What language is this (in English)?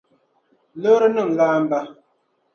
Dagbani